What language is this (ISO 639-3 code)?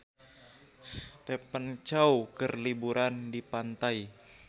sun